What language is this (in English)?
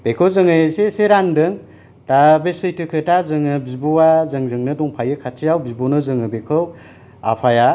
Bodo